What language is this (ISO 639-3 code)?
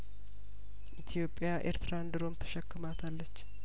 amh